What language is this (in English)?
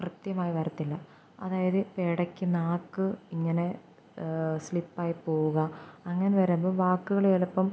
Malayalam